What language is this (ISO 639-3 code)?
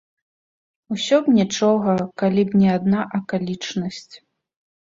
bel